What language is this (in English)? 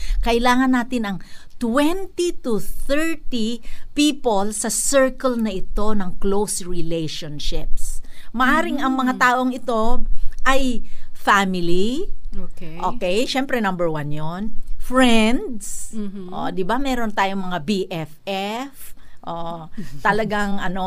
Filipino